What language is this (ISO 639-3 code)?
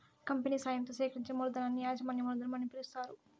tel